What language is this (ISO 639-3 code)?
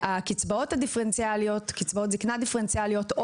heb